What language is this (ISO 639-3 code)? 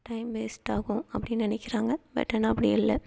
tam